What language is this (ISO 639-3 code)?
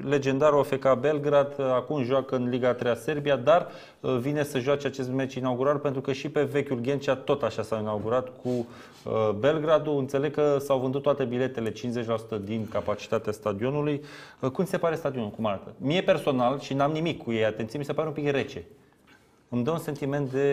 ron